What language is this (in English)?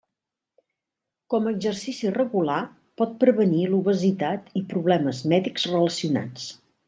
Catalan